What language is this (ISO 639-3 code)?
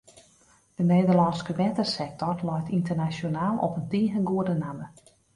fry